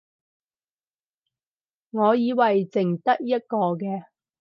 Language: Cantonese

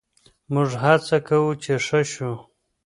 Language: Pashto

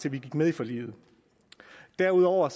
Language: Danish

